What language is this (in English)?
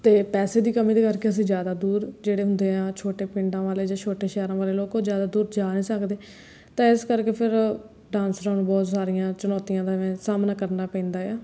Punjabi